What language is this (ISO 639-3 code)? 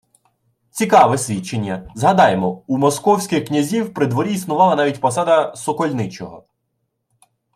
ukr